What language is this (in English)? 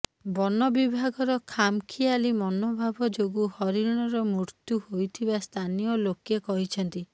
Odia